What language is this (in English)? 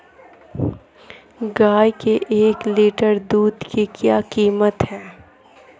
Hindi